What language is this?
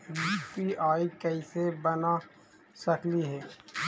Magahi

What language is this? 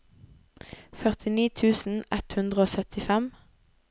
Norwegian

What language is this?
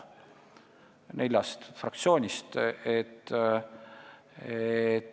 Estonian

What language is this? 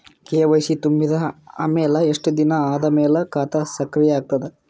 Kannada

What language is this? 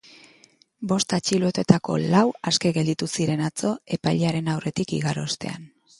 Basque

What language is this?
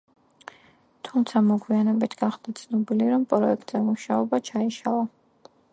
Georgian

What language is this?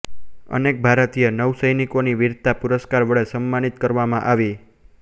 Gujarati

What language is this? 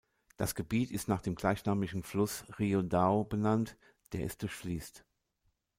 German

